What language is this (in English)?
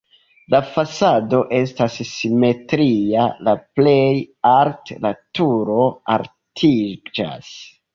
Esperanto